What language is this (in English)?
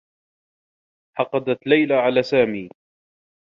Arabic